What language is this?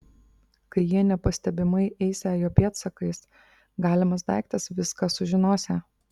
Lithuanian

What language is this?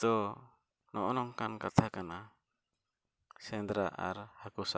Santali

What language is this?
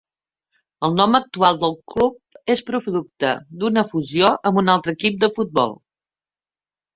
Catalan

